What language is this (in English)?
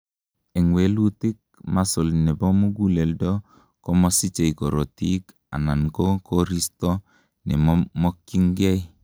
Kalenjin